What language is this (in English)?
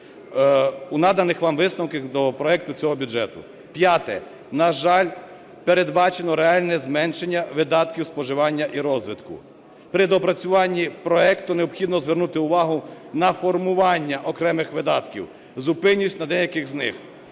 Ukrainian